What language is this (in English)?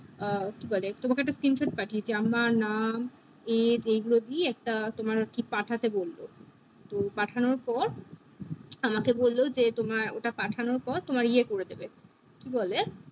Bangla